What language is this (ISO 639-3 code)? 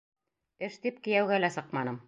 bak